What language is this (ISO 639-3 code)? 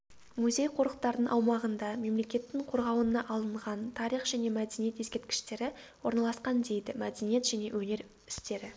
kaz